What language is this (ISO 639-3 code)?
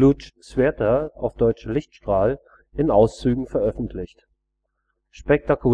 deu